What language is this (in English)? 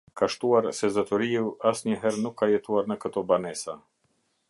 Albanian